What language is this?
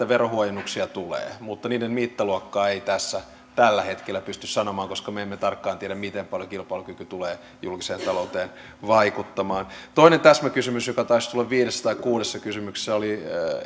Finnish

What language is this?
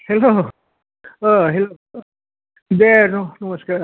Bodo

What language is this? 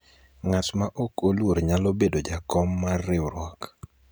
Luo (Kenya and Tanzania)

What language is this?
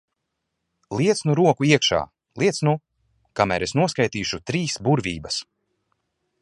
Latvian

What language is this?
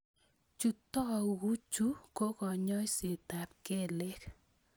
Kalenjin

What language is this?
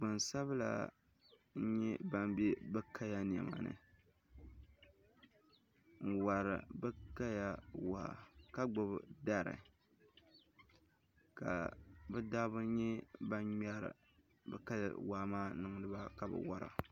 Dagbani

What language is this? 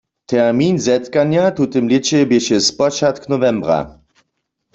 Upper Sorbian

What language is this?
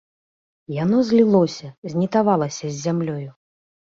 Belarusian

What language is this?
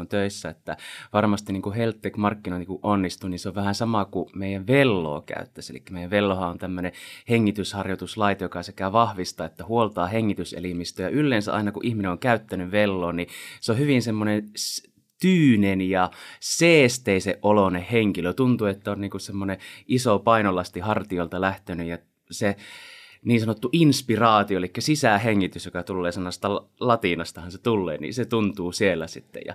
Finnish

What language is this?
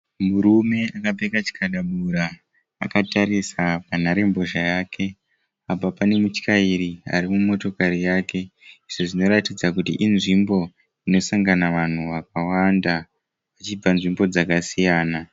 Shona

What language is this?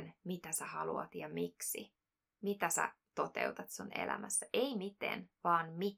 Finnish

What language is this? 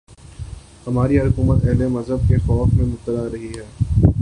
Urdu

